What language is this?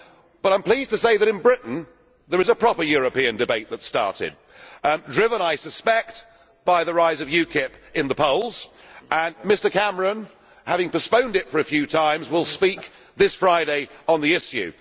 English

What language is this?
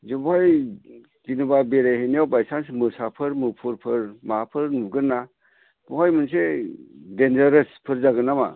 Bodo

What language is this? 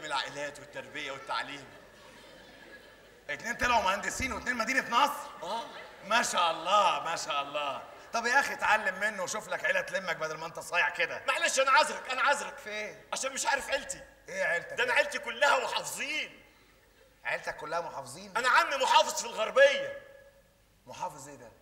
Arabic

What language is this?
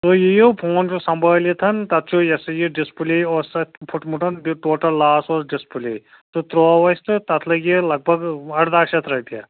Kashmiri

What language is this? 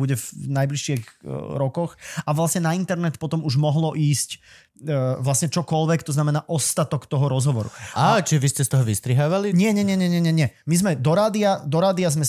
Slovak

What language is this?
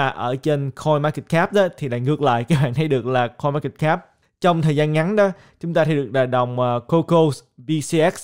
Vietnamese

